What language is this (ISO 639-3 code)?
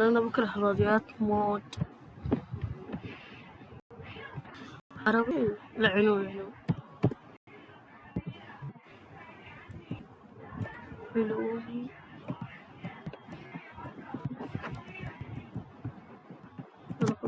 ara